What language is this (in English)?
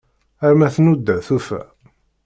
Kabyle